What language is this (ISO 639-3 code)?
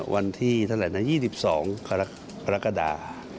tha